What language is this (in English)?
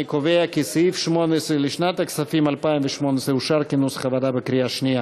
Hebrew